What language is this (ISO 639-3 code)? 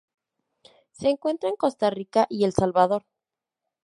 spa